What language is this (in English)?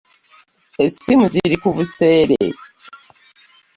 Ganda